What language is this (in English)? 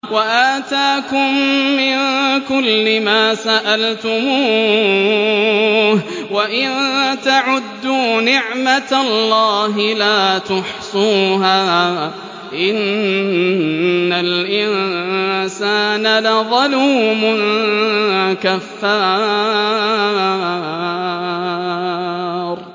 Arabic